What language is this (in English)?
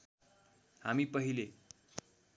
Nepali